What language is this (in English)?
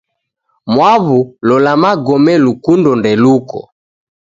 Taita